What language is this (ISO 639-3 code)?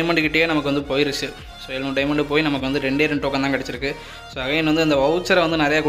ind